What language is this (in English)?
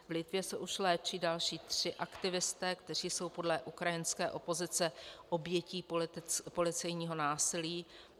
Czech